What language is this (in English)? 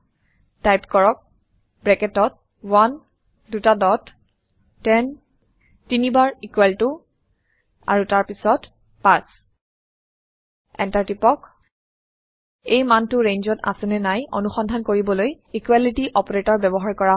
Assamese